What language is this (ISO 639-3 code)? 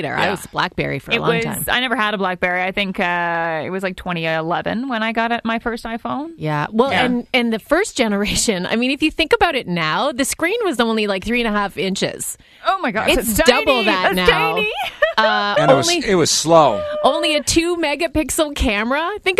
eng